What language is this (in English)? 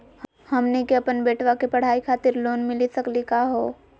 Magahi